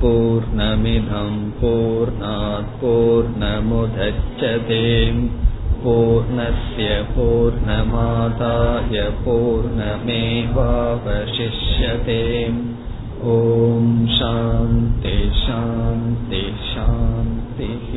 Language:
Tamil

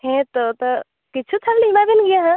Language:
Santali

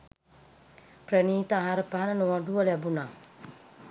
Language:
Sinhala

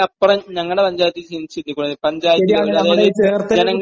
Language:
Malayalam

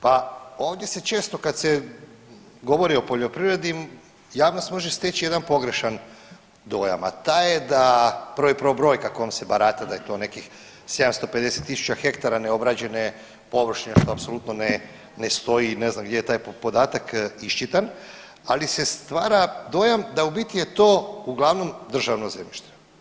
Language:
Croatian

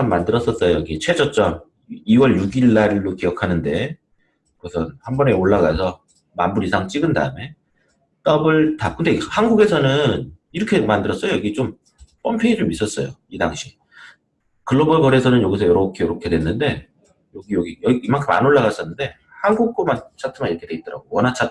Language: Korean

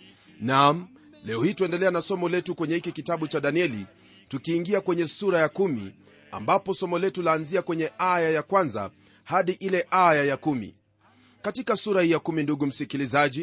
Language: Swahili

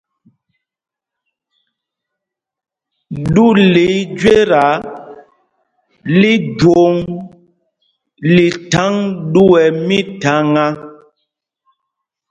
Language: Mpumpong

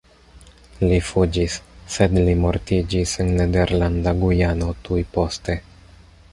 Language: Esperanto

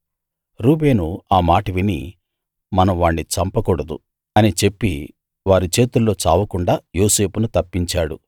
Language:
Telugu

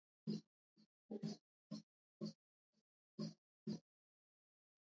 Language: Georgian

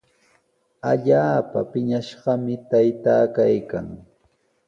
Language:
Sihuas Ancash Quechua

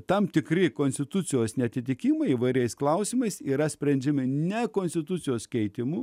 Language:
Lithuanian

